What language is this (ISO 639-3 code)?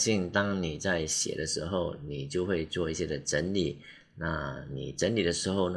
zho